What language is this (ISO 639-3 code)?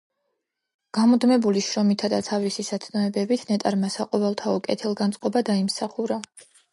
kat